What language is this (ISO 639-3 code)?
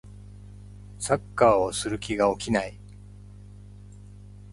jpn